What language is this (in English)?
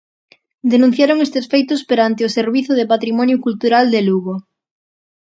Galician